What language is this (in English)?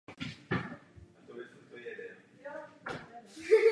Czech